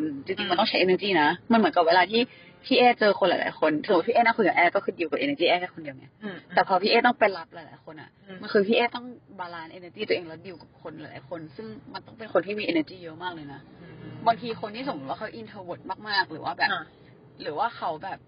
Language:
Thai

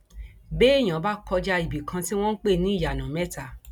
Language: Yoruba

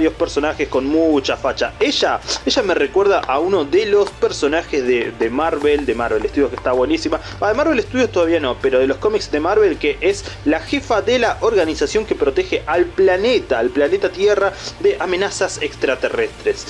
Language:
Spanish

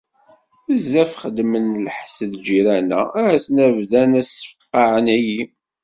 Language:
Kabyle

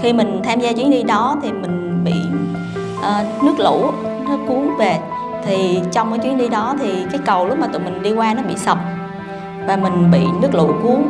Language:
Vietnamese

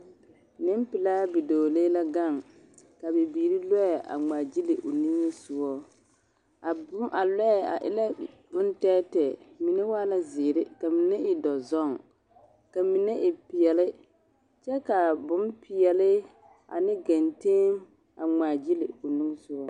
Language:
Southern Dagaare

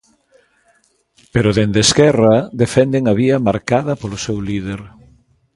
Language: Galician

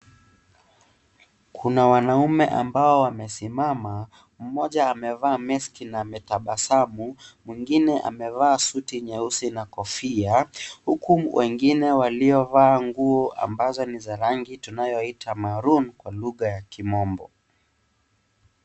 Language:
Swahili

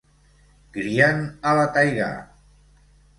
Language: Catalan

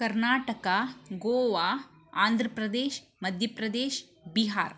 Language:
Kannada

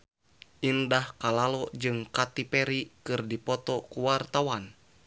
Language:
Sundanese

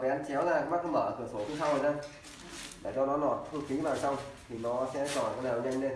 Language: Vietnamese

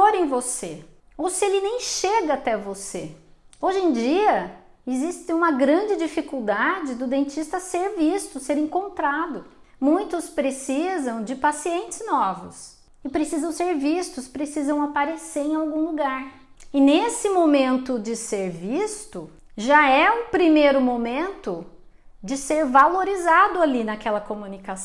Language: Portuguese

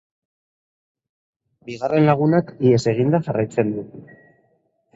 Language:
Basque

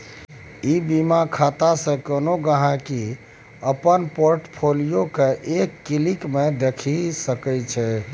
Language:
Maithili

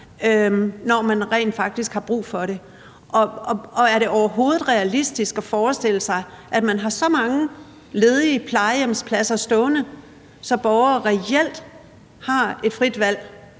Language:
Danish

